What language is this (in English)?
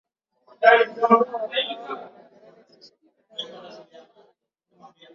Swahili